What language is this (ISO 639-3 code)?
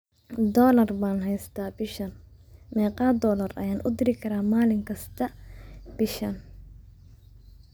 som